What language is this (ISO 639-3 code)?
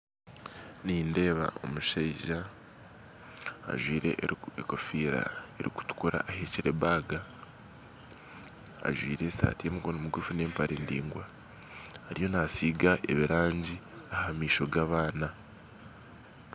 nyn